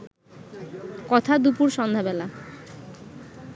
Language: Bangla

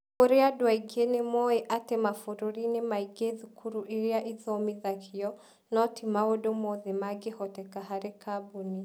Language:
Kikuyu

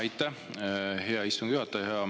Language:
Estonian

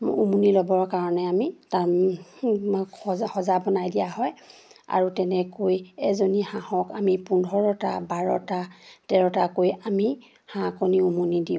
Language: Assamese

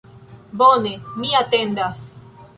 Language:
Esperanto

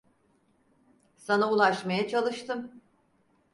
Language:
Turkish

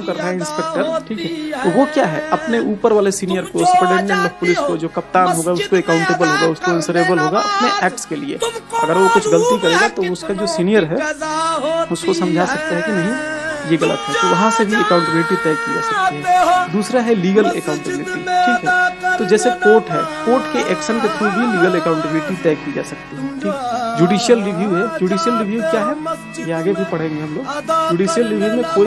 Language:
Hindi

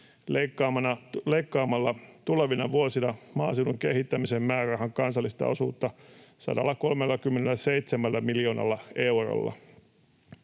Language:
Finnish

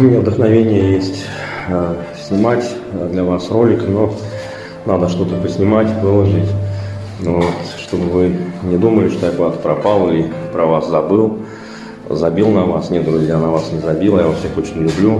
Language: Russian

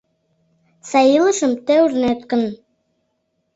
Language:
Mari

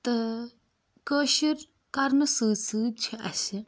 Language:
Kashmiri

